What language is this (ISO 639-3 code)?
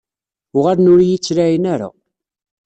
kab